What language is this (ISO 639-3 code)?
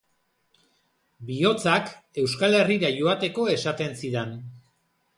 eus